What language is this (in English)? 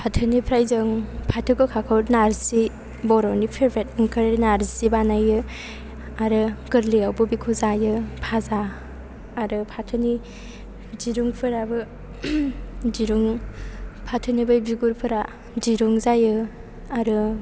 Bodo